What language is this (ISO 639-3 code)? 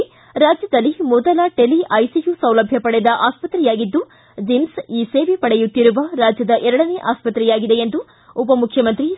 kan